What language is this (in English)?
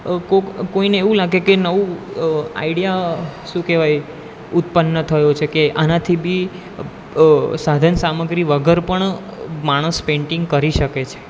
Gujarati